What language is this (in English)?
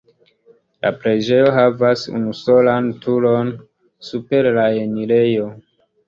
Esperanto